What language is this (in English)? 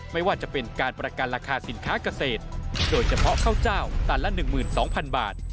Thai